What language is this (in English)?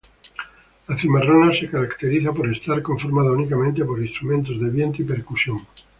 Spanish